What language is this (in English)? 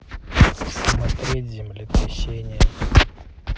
Russian